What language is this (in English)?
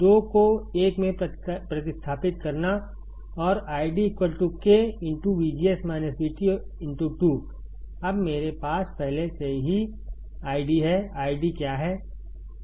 Hindi